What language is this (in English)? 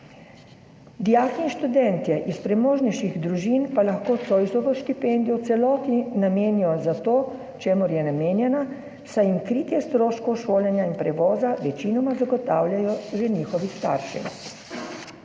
Slovenian